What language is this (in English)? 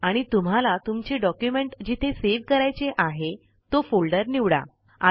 Marathi